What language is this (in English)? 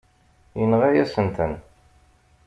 Kabyle